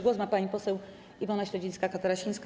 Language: Polish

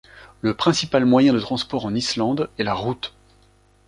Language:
French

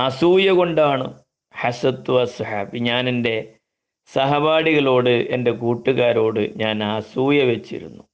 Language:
Malayalam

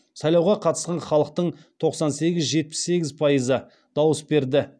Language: Kazakh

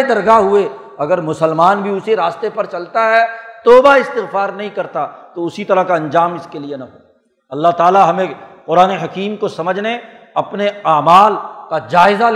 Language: Urdu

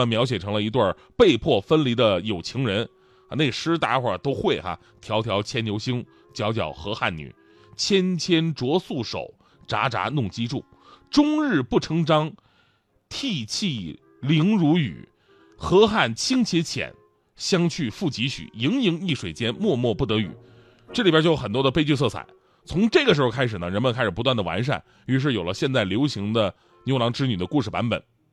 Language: Chinese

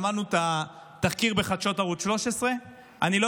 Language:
Hebrew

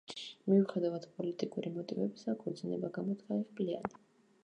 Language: Georgian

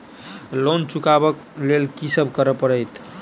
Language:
Maithili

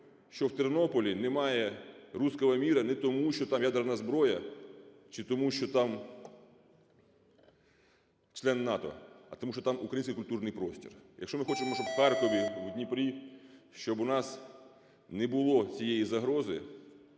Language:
Ukrainian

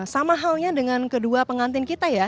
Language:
Indonesian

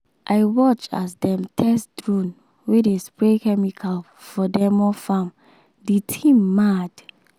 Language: Nigerian Pidgin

